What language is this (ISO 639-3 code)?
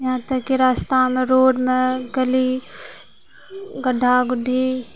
mai